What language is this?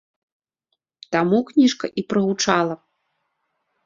Belarusian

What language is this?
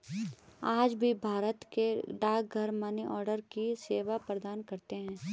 Hindi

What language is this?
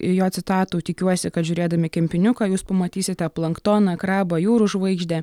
Lithuanian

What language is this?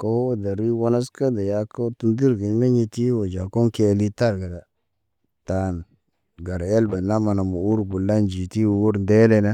Naba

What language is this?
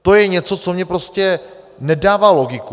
Czech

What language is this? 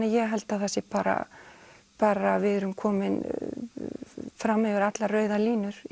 Icelandic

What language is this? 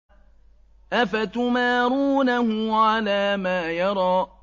Arabic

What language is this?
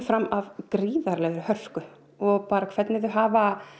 Icelandic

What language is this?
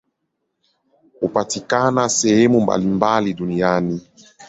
Swahili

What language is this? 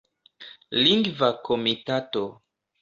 Esperanto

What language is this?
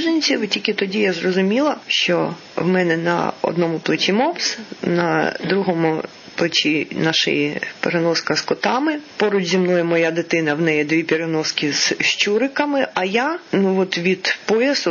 Ukrainian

